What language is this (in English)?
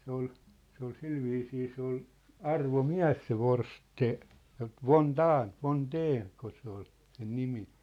Finnish